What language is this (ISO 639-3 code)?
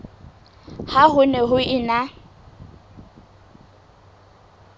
sot